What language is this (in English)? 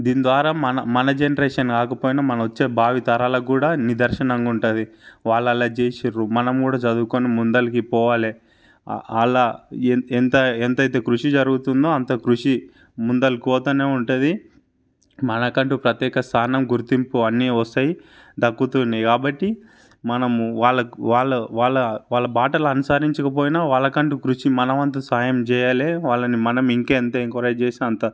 Telugu